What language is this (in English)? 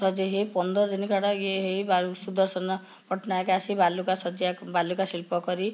Odia